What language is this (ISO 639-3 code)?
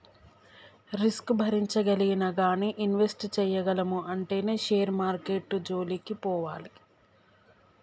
tel